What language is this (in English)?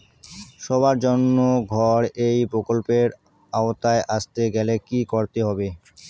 Bangla